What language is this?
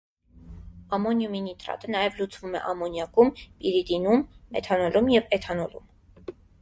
Armenian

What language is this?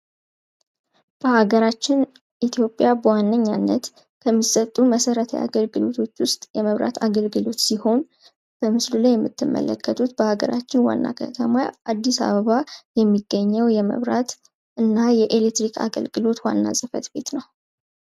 Amharic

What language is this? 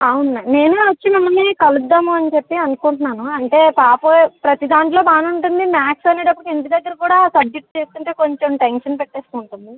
Telugu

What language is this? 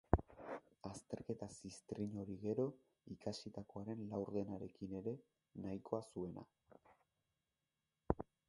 Basque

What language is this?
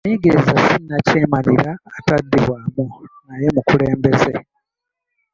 Ganda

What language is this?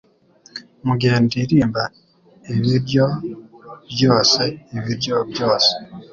Kinyarwanda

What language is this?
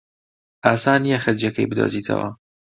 Central Kurdish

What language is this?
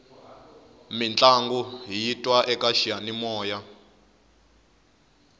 Tsonga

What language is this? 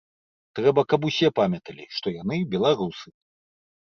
Belarusian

